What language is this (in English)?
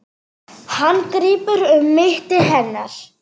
Icelandic